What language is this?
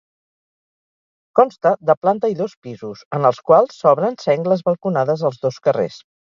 Catalan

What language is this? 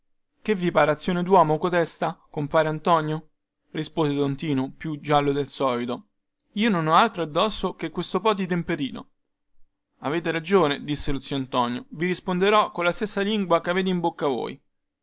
Italian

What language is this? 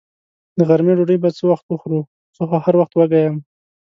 Pashto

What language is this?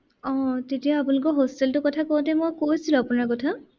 Assamese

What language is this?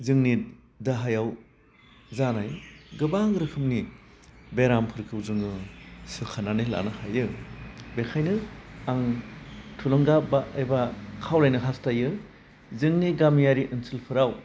Bodo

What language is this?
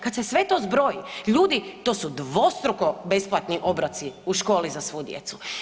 Croatian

